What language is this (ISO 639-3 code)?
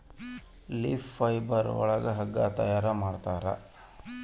kan